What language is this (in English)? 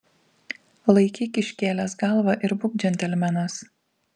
Lithuanian